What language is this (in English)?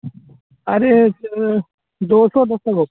Urdu